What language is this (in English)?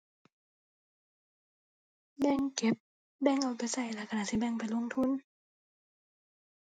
Thai